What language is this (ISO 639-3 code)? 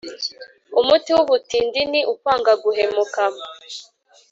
kin